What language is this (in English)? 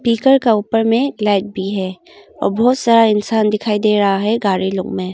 Hindi